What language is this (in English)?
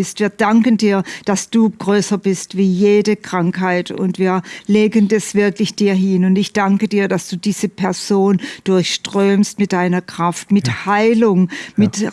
German